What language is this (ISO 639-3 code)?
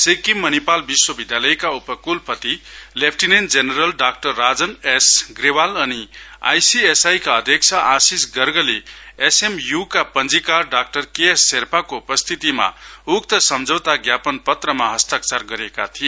nep